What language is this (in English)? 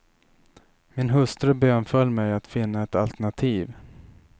Swedish